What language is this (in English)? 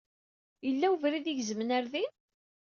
Kabyle